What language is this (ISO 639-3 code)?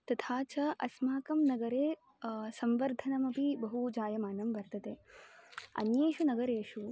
san